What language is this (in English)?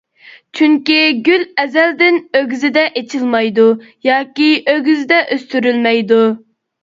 Uyghur